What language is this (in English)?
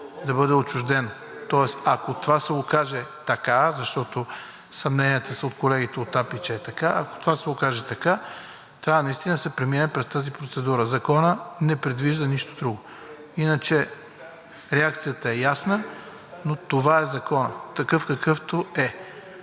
Bulgarian